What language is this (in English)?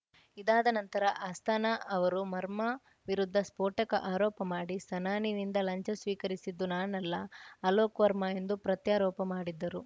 Kannada